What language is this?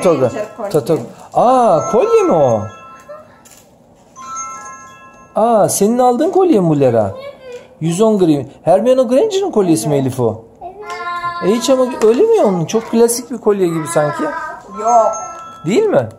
Turkish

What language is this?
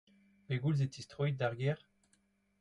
Breton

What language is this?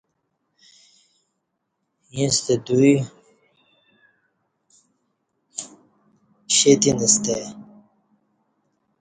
Kati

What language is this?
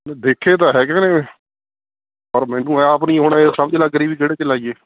Punjabi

